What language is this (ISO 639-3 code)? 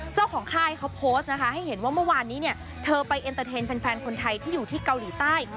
tha